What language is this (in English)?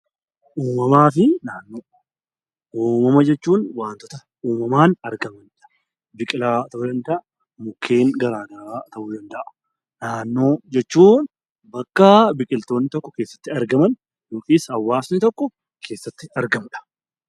Oromo